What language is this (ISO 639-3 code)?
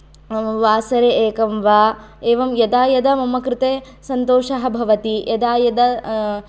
san